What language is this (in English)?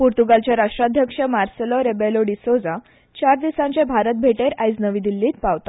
Konkani